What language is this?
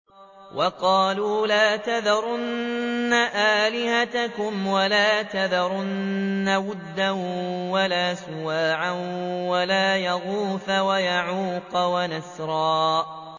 Arabic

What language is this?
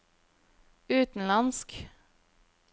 Norwegian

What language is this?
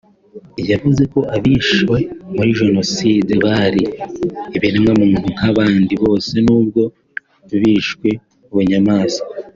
Kinyarwanda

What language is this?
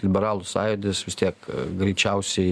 Lithuanian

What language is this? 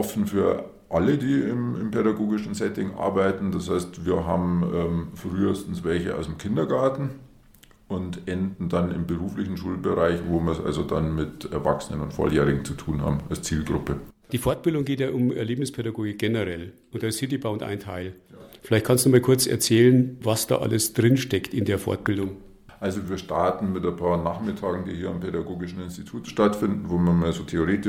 German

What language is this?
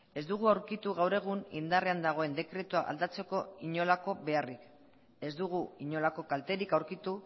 Basque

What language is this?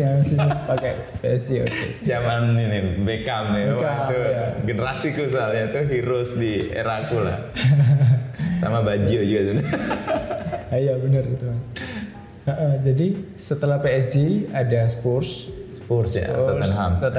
Indonesian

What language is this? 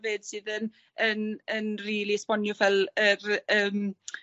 Welsh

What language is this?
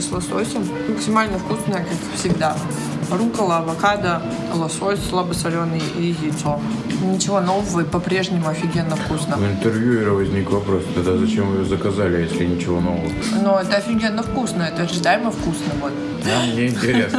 Russian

